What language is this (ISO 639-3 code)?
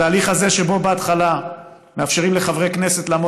heb